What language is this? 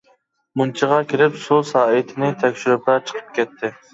Uyghur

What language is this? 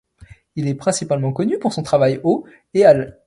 French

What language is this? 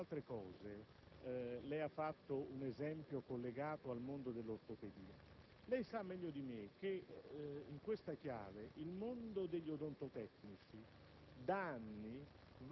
Italian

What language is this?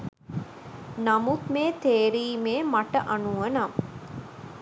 Sinhala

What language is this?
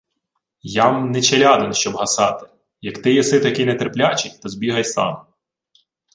Ukrainian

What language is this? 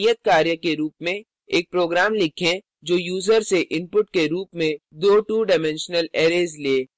Hindi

